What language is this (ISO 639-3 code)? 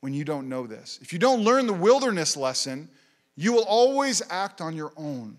eng